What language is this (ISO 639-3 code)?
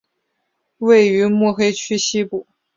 zho